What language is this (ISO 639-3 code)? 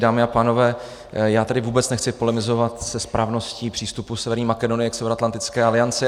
ces